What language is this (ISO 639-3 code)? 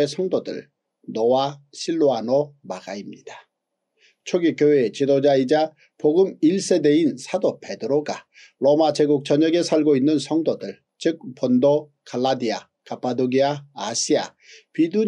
kor